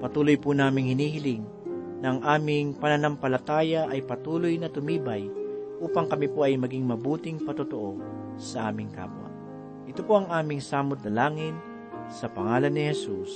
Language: Filipino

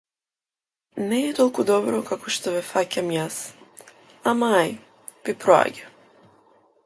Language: Macedonian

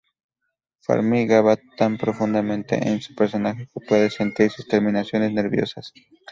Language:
Spanish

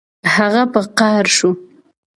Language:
Pashto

